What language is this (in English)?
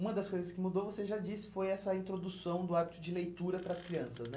Portuguese